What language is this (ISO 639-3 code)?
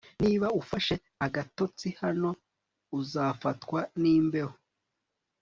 kin